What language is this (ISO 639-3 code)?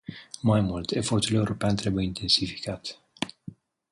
ron